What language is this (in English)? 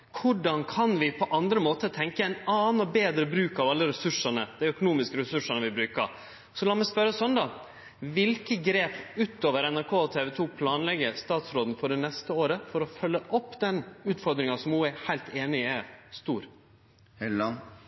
Norwegian Nynorsk